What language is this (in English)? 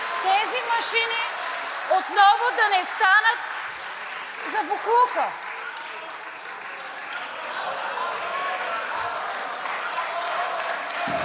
Bulgarian